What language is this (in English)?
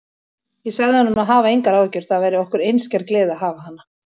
Icelandic